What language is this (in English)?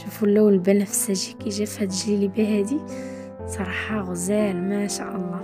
Arabic